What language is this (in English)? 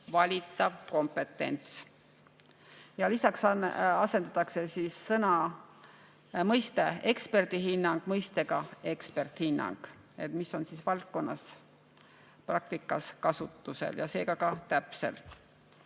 Estonian